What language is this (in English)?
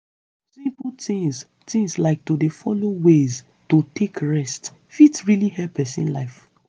Nigerian Pidgin